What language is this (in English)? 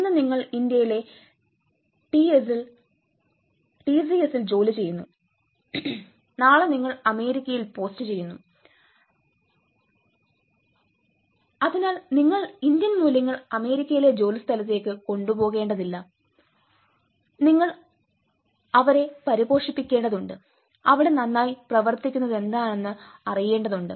Malayalam